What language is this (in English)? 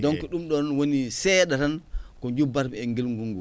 Fula